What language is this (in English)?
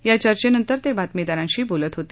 Marathi